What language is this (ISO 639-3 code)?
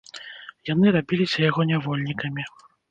bel